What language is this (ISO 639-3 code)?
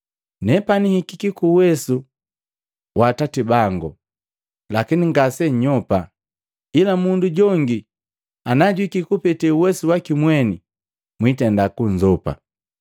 mgv